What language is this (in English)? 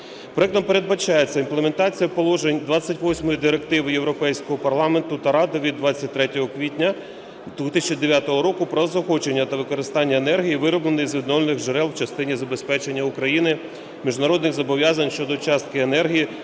Ukrainian